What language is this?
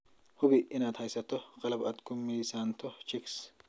Somali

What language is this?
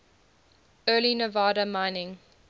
English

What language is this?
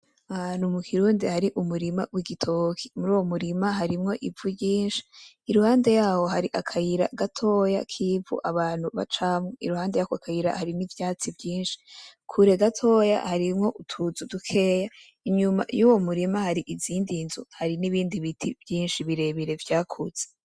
Rundi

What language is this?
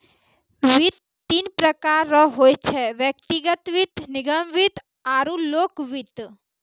Maithili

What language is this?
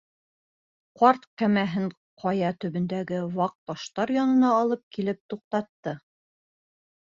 Bashkir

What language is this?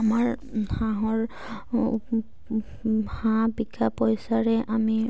Assamese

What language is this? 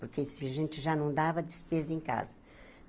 Portuguese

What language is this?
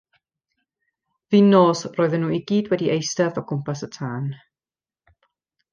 Welsh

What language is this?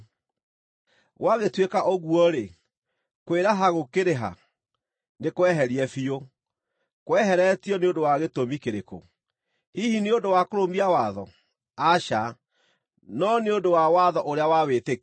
Kikuyu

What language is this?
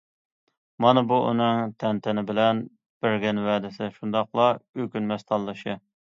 Uyghur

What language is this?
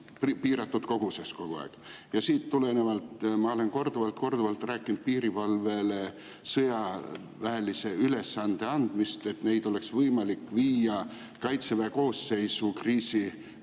Estonian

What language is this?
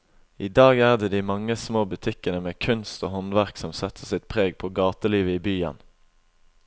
Norwegian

